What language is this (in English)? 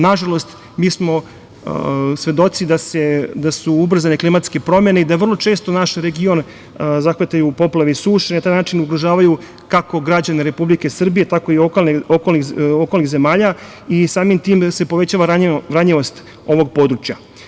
Serbian